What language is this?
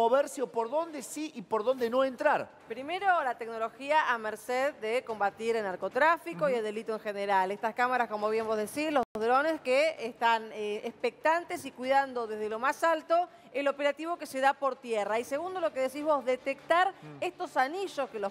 Spanish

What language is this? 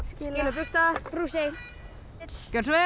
Icelandic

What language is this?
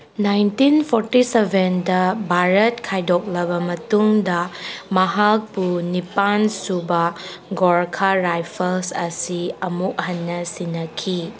Manipuri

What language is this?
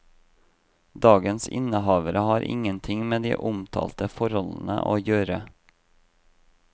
Norwegian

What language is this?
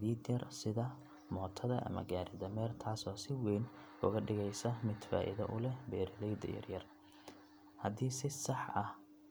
Somali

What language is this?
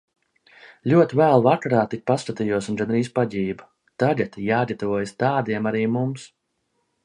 Latvian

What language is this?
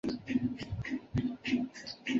Chinese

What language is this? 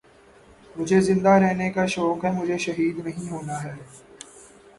Urdu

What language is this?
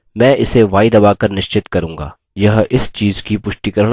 Hindi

